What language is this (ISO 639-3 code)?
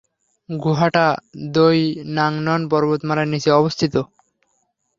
ben